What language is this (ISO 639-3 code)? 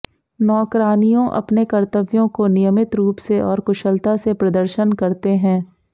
hin